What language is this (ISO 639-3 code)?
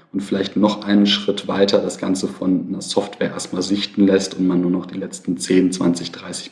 deu